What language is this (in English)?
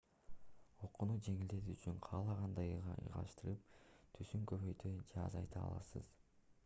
Kyrgyz